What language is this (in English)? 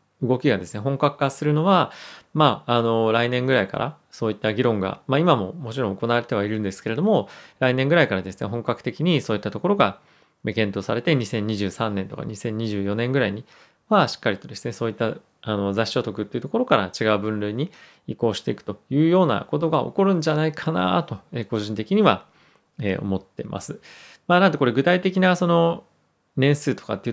Japanese